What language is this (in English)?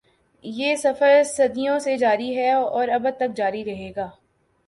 Urdu